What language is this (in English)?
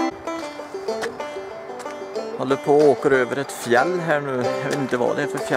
Swedish